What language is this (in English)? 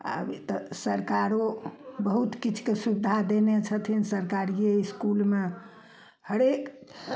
Maithili